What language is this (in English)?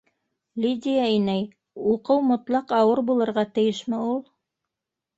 Bashkir